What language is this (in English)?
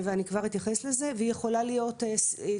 Hebrew